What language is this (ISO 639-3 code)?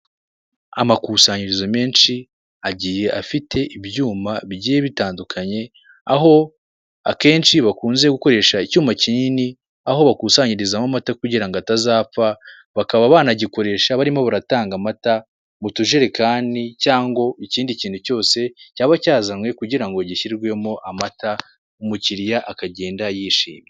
kin